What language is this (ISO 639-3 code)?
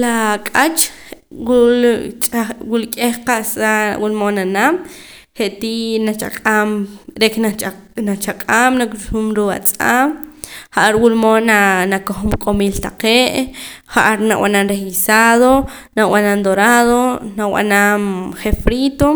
poc